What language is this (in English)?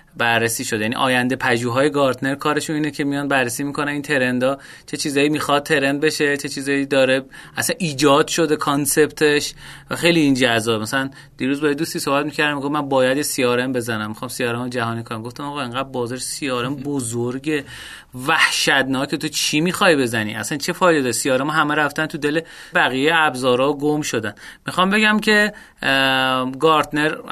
Persian